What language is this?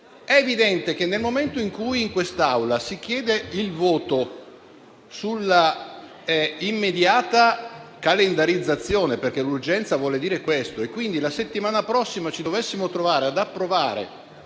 Italian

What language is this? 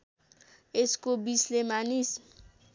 Nepali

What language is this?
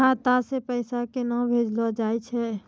Maithili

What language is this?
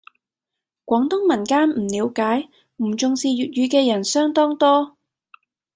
Cantonese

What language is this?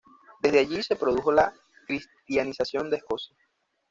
Spanish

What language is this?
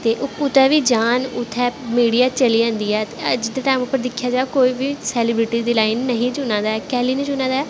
Dogri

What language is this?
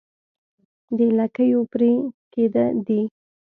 Pashto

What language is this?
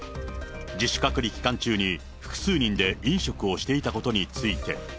Japanese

